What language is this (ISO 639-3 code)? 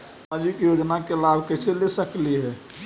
mag